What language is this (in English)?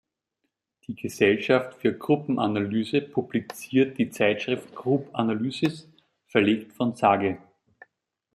German